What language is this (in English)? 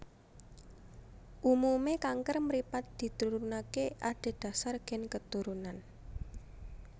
Javanese